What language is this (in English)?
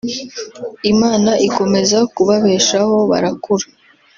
Kinyarwanda